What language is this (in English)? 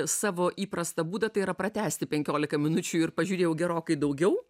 Lithuanian